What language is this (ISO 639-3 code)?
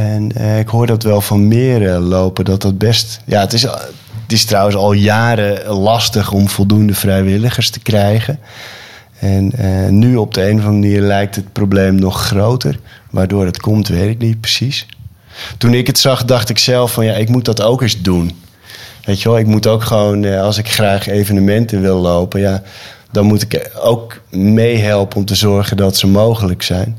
nld